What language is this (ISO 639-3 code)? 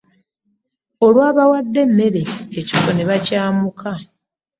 lug